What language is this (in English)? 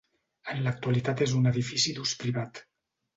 Catalan